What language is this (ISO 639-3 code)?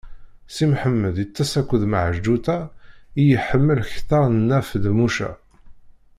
kab